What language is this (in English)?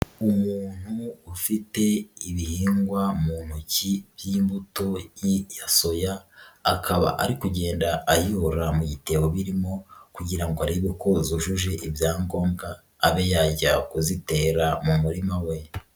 Kinyarwanda